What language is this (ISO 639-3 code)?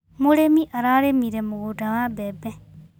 kik